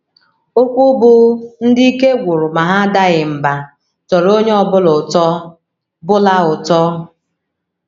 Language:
Igbo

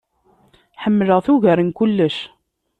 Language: Kabyle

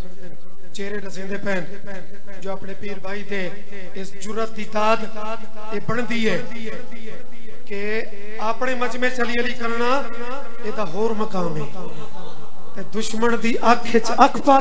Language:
Punjabi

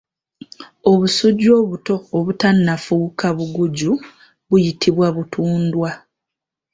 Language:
Ganda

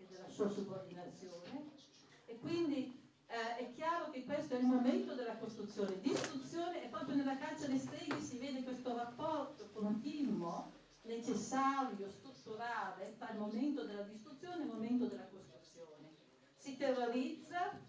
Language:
Italian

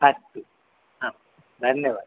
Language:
Sanskrit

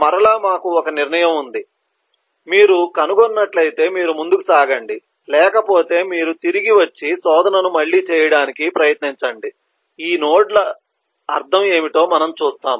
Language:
Telugu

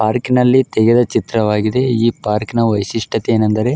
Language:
Kannada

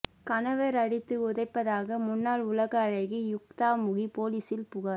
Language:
Tamil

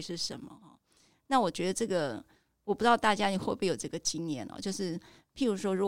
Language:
Chinese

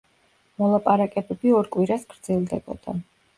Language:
Georgian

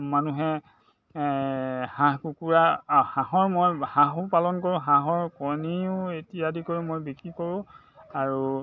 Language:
Assamese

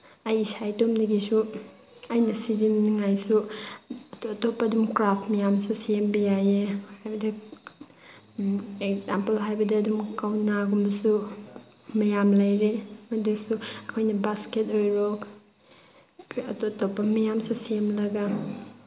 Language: Manipuri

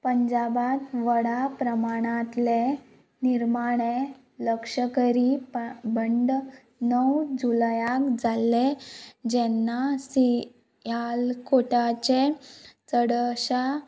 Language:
Konkani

